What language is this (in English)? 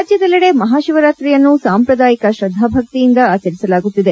Kannada